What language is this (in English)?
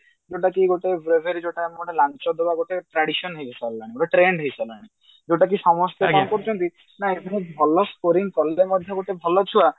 Odia